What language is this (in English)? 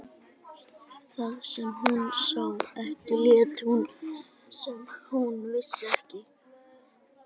Icelandic